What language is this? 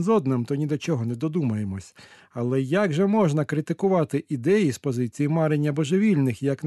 Ukrainian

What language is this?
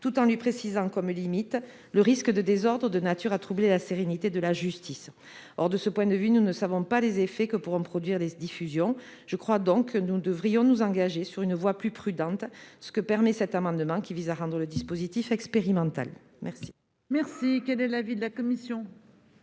French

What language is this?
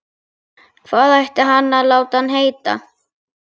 Icelandic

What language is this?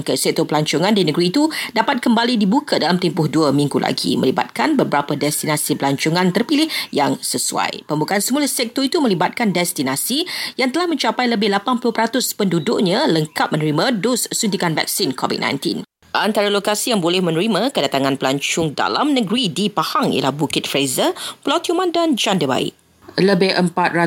Malay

